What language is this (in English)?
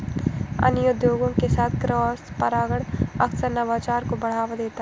Hindi